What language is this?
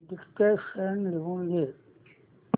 Marathi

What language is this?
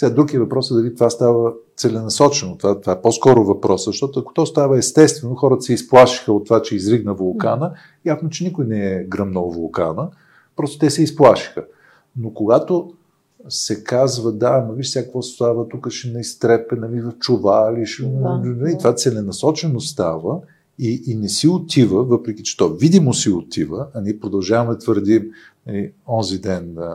Bulgarian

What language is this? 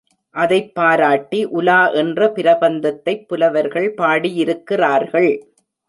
Tamil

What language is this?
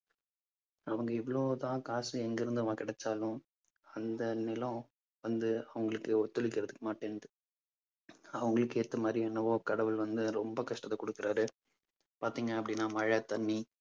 Tamil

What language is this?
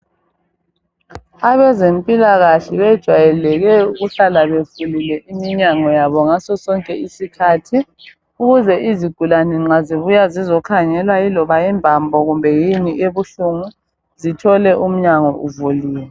North Ndebele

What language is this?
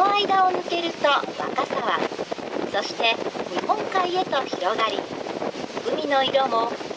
Japanese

